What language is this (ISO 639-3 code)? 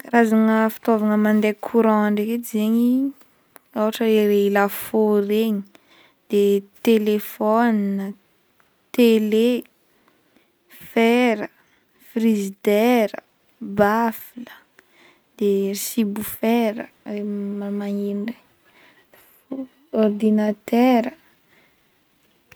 bmm